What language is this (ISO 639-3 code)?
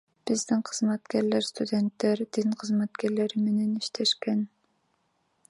kir